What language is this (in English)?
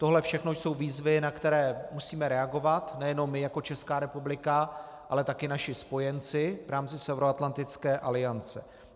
Czech